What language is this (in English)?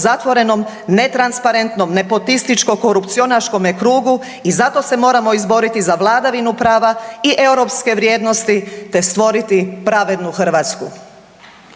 Croatian